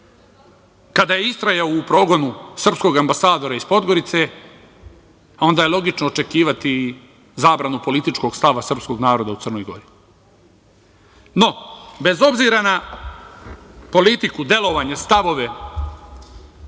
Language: Serbian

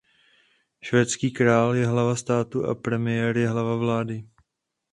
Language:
Czech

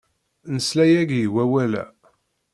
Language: Kabyle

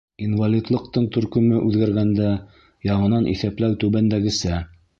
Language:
Bashkir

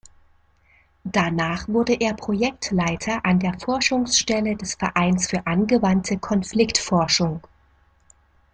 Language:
German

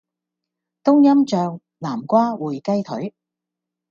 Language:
Cantonese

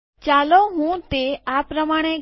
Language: Gujarati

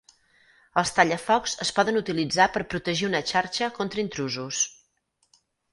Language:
Catalan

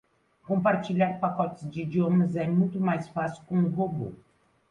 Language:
Portuguese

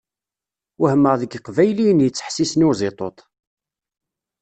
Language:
Kabyle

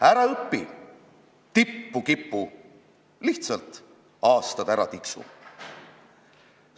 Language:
Estonian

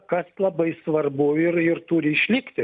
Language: Lithuanian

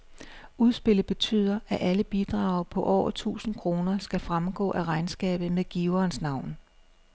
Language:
Danish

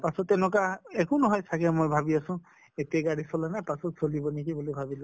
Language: Assamese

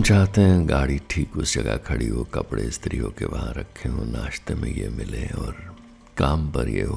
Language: Hindi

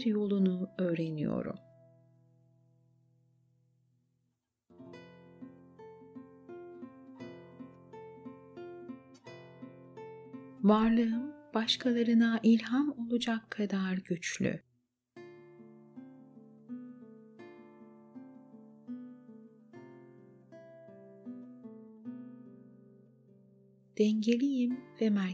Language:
Turkish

